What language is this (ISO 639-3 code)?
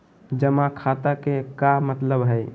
mag